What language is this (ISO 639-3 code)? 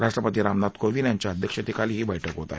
mar